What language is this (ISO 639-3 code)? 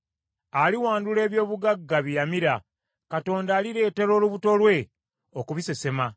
lug